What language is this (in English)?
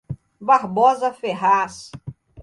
Portuguese